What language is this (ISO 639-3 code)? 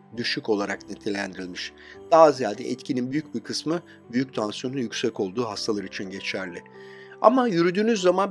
tur